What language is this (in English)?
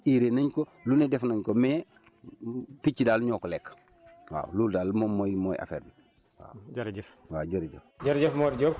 Wolof